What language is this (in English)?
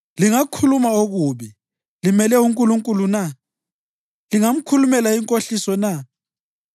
North Ndebele